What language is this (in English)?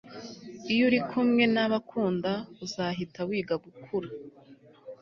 Kinyarwanda